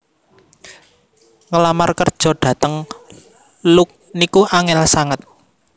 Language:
Javanese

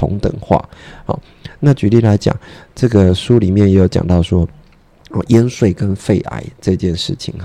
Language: Chinese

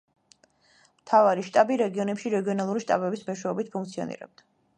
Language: Georgian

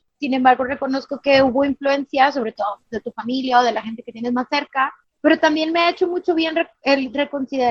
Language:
Spanish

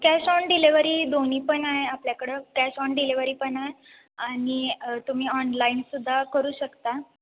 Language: Marathi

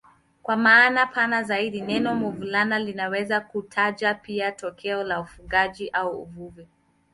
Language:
Swahili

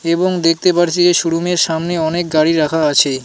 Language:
Bangla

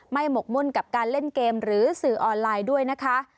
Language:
Thai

